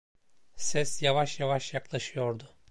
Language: Turkish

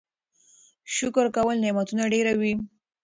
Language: Pashto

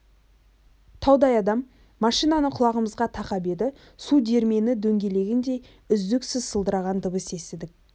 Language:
Kazakh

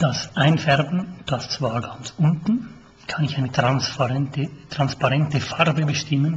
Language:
German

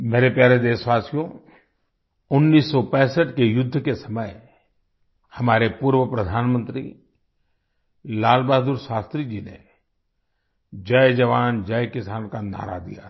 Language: Hindi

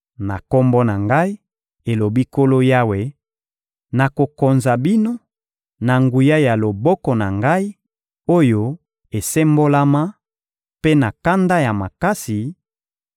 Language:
Lingala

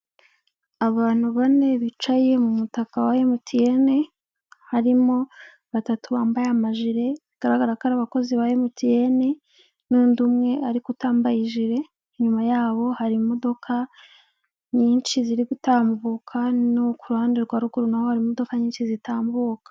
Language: Kinyarwanda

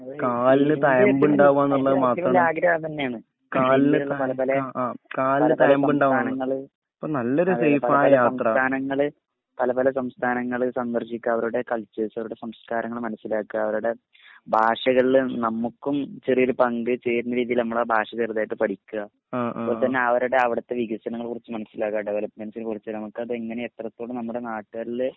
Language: Malayalam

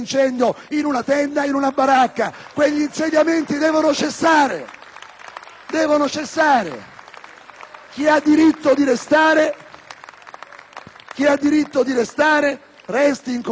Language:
Italian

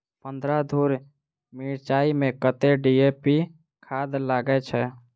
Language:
Maithili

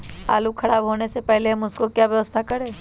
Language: Magahi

